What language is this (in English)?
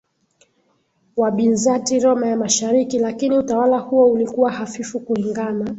Swahili